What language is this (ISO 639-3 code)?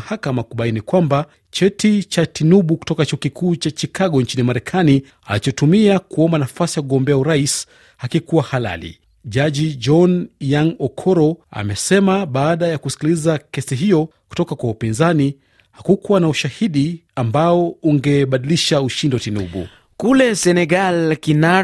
swa